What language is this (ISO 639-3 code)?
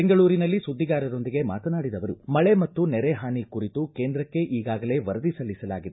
kan